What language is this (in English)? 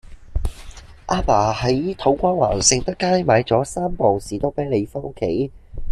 Cantonese